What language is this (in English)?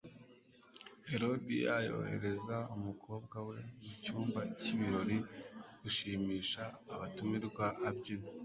Kinyarwanda